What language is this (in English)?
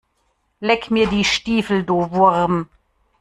German